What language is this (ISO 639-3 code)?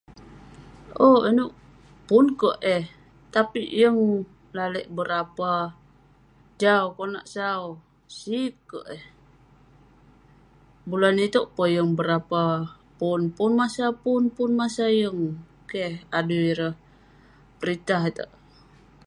pne